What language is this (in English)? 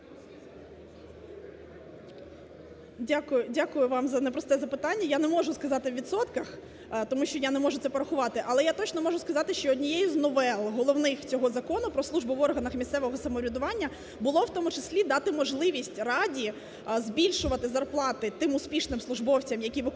Ukrainian